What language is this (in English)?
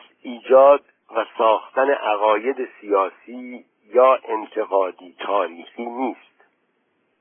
Persian